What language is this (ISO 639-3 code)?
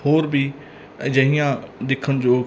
pan